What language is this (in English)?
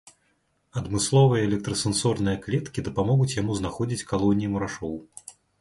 Belarusian